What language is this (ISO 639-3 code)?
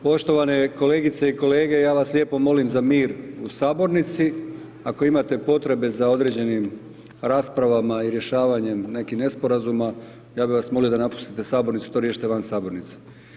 hrv